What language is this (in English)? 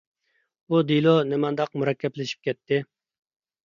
Uyghur